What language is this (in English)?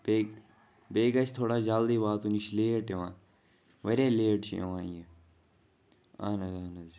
Kashmiri